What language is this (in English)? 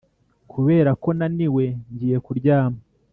Kinyarwanda